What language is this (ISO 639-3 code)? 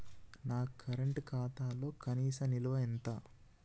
tel